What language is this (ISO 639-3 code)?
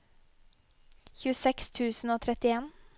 nor